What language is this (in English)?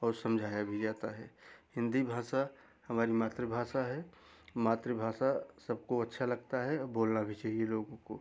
Hindi